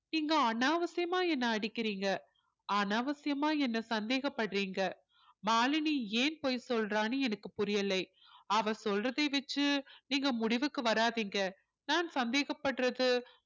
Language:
Tamil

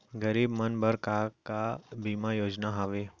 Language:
Chhattisgarhi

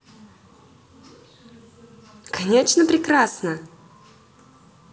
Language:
Russian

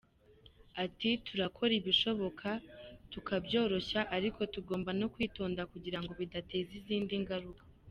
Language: Kinyarwanda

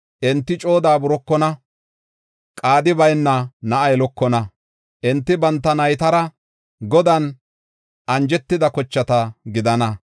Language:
Gofa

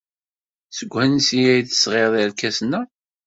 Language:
Kabyle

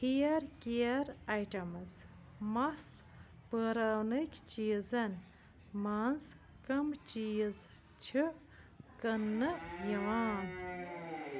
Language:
Kashmiri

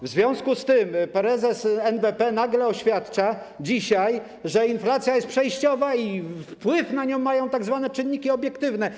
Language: Polish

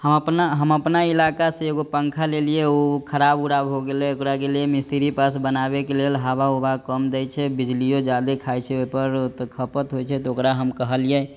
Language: Maithili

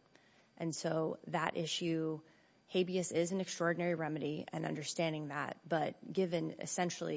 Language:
English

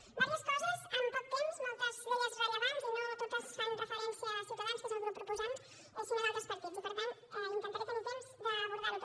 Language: Catalan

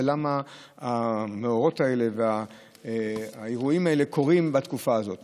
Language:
Hebrew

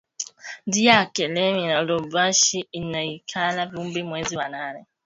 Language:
Swahili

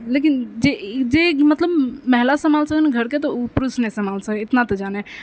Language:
Maithili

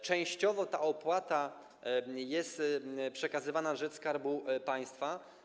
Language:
Polish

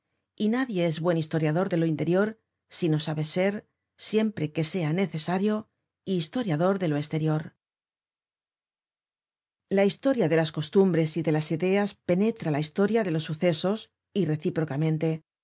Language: Spanish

